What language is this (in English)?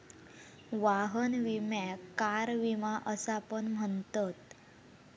Marathi